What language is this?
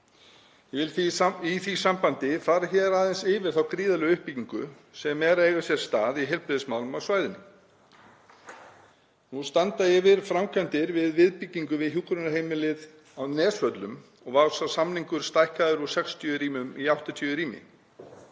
Icelandic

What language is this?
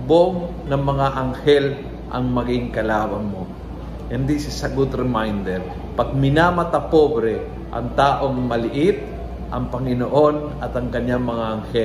Filipino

